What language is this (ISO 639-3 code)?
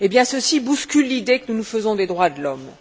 fra